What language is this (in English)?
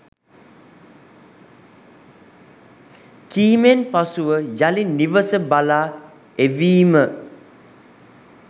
Sinhala